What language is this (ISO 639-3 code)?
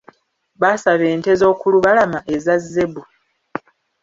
lug